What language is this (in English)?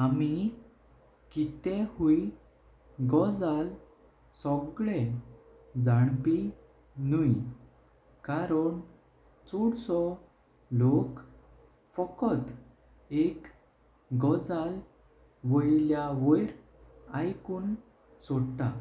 Konkani